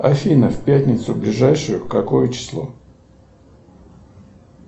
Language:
Russian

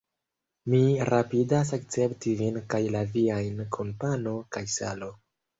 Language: Esperanto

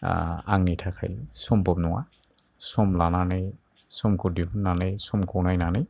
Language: Bodo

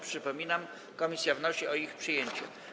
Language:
Polish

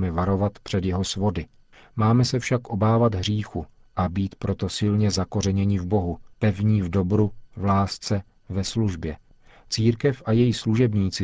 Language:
Czech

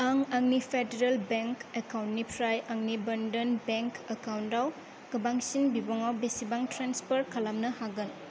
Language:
Bodo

